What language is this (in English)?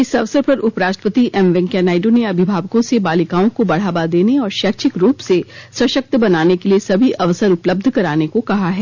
Hindi